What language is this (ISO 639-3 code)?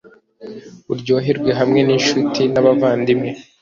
kin